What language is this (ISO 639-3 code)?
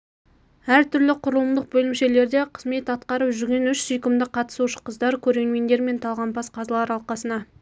kaz